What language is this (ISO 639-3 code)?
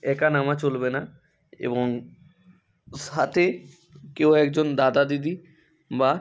ben